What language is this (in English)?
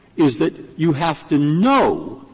English